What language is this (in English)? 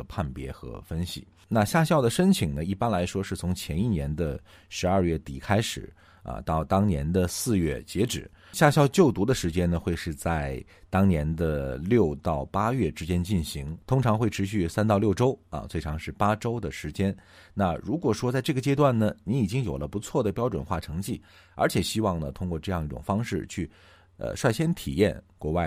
Chinese